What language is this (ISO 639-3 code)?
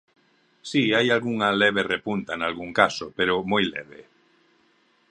glg